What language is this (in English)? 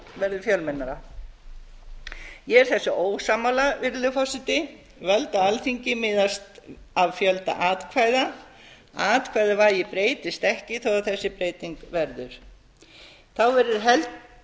Icelandic